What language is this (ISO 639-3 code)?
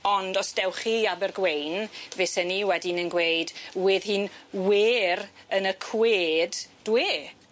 cym